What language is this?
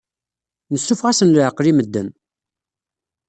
Kabyle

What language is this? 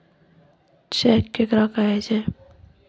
Maithili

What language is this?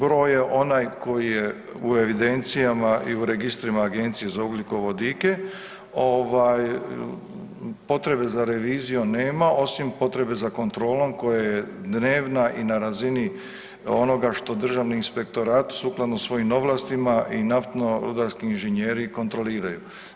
Croatian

